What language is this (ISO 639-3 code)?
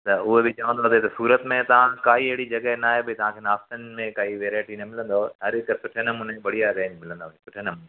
snd